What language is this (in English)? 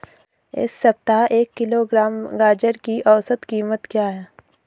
Hindi